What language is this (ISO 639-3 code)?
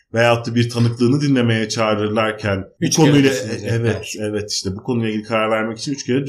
tur